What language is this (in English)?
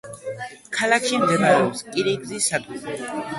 Georgian